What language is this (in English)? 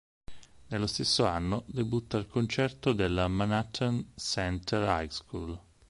Italian